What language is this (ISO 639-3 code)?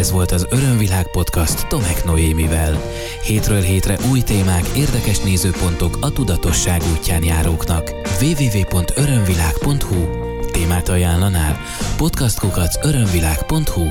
hun